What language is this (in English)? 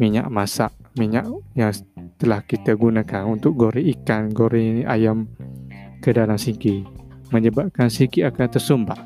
Malay